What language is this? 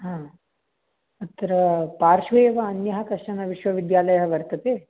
Sanskrit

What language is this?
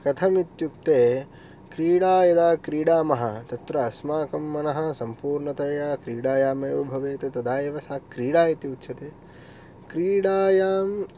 Sanskrit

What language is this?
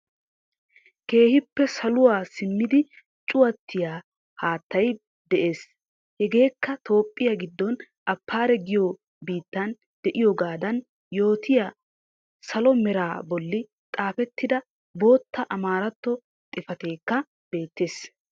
Wolaytta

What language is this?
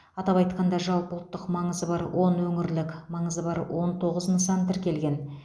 Kazakh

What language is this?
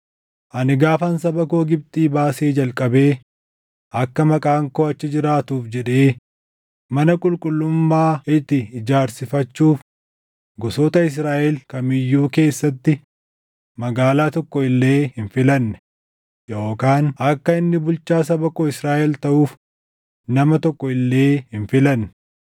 Oromo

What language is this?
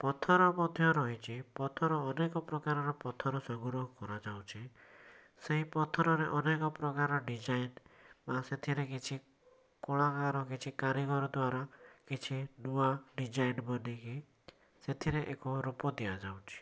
Odia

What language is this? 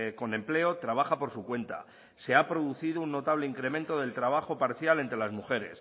Spanish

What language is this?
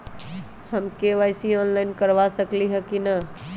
Magahi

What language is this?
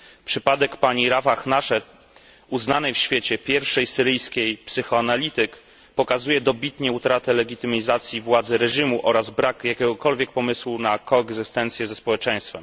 Polish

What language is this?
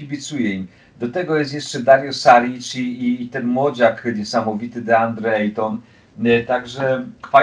Polish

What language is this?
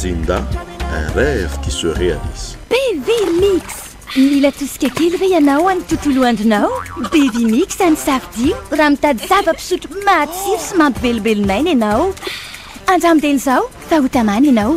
Romanian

